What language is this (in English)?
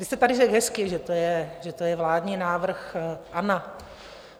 Czech